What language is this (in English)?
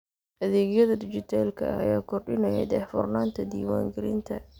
Somali